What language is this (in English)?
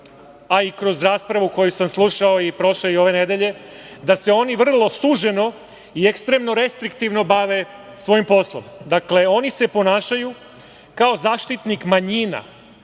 Serbian